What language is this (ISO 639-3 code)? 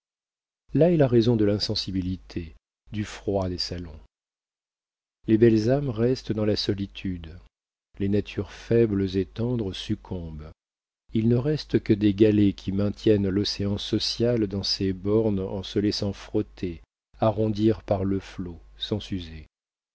fra